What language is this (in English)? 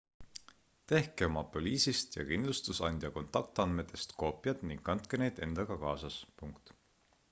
Estonian